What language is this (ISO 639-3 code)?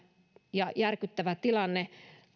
fin